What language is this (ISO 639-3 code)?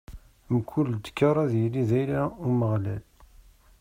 kab